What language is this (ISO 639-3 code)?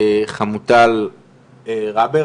heb